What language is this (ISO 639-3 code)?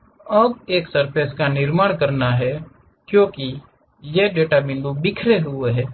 hin